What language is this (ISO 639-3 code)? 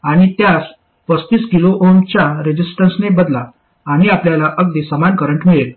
mar